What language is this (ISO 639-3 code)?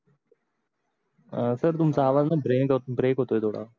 mar